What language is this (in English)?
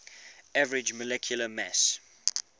English